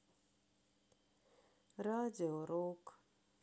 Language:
Russian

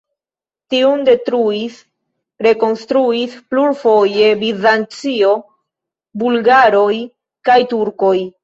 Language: Esperanto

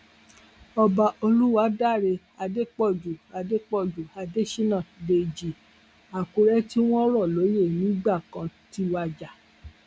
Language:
Yoruba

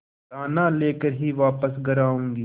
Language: Hindi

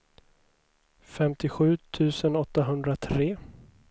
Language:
Swedish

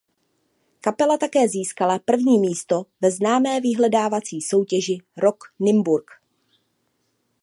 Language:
Czech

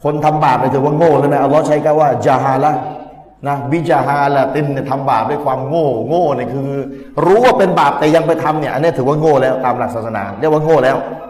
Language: Thai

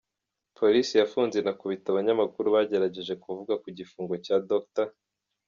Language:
Kinyarwanda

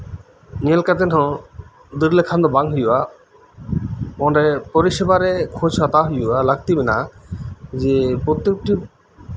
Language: Santali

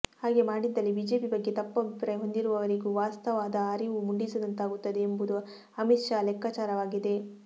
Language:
Kannada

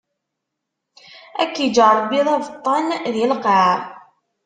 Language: Kabyle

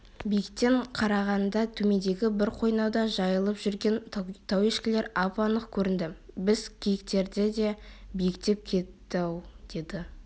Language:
Kazakh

